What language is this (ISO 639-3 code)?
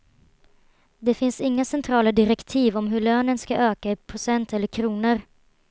swe